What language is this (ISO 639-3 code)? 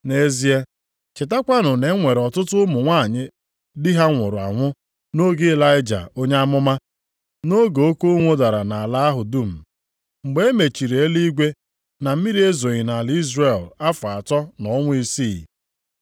ibo